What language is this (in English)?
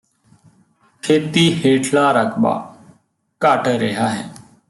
Punjabi